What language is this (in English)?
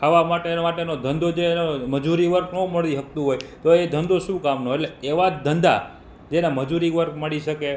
Gujarati